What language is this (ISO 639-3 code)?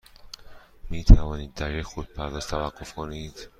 fas